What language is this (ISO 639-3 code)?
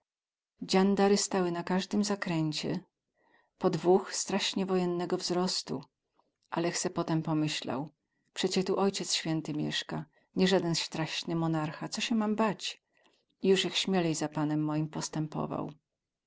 pol